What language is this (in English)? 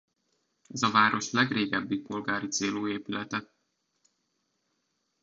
Hungarian